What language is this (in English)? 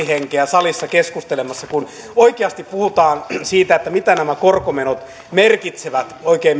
Finnish